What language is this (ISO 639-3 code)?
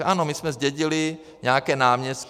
ces